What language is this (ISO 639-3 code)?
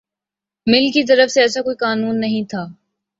urd